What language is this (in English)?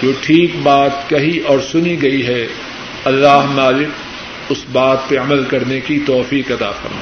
Urdu